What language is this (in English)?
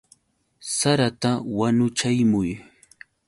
Yauyos Quechua